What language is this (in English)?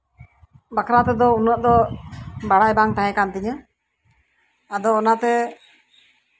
Santali